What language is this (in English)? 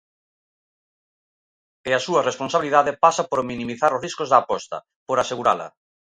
Galician